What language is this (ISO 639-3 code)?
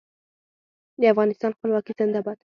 pus